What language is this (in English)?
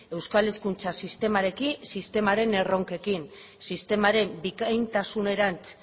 Basque